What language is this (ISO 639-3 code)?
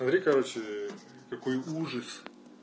rus